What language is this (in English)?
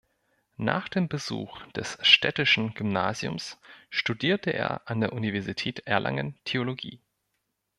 German